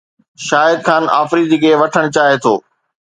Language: Sindhi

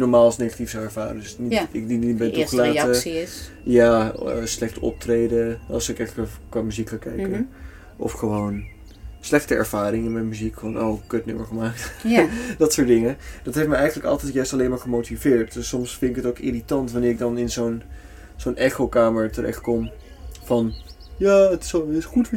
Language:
Dutch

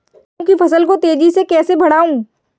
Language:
Hindi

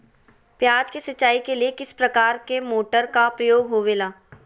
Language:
Magahi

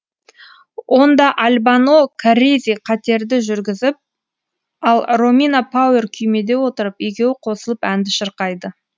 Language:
Kazakh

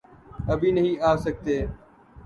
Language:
Urdu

